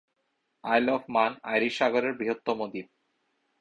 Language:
Bangla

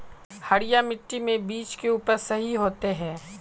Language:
Magahi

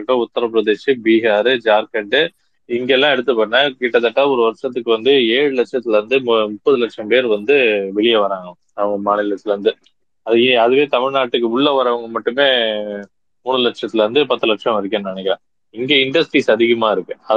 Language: Tamil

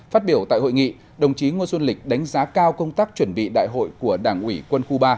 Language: Vietnamese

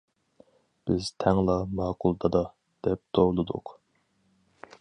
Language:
Uyghur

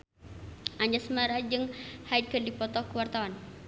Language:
Sundanese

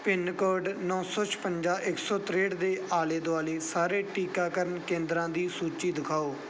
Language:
Punjabi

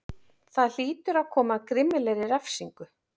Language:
Icelandic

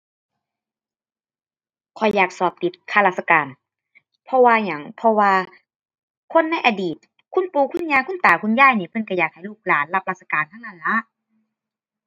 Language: Thai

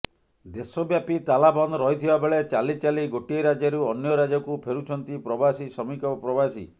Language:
Odia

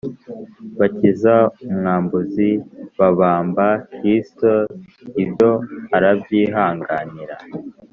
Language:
Kinyarwanda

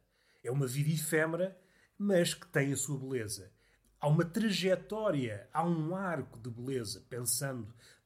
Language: Portuguese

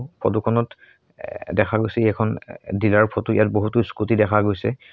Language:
Assamese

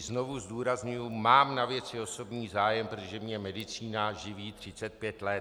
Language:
Czech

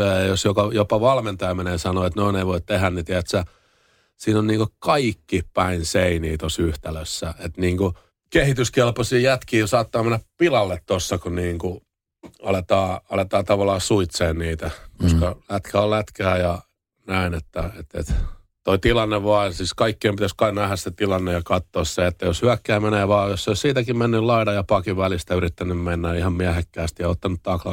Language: Finnish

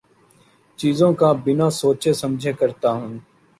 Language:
Urdu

